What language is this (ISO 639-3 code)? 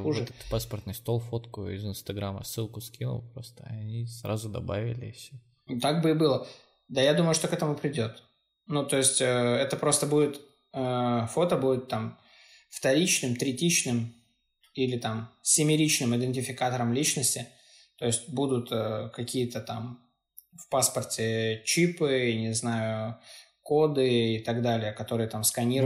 rus